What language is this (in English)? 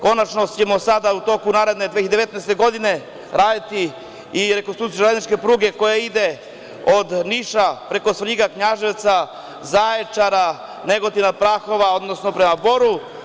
Serbian